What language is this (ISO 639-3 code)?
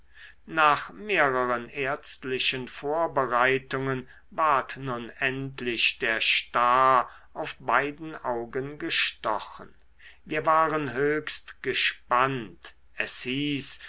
deu